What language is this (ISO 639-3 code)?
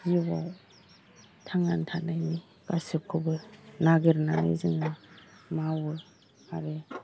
brx